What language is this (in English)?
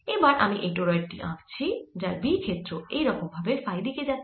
Bangla